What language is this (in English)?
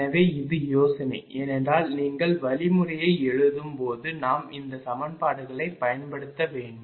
Tamil